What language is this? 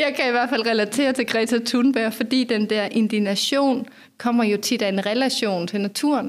Danish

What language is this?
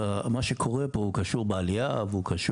Hebrew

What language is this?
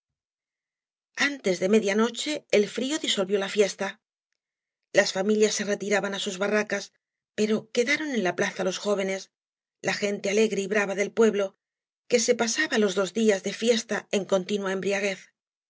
Spanish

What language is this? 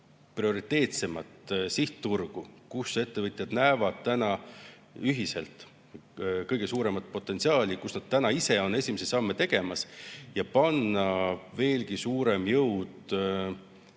Estonian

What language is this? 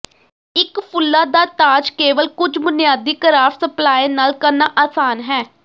Punjabi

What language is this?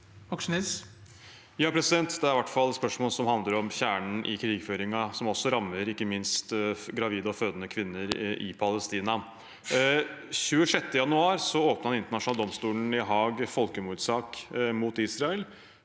Norwegian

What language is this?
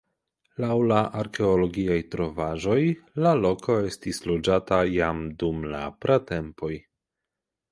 Esperanto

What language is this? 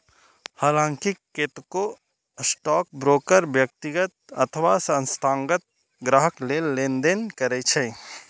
Maithili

